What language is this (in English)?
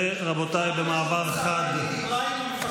Hebrew